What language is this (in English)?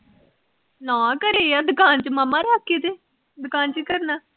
Punjabi